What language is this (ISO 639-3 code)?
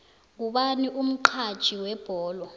nbl